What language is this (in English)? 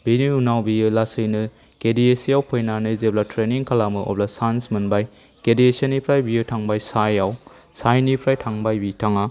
Bodo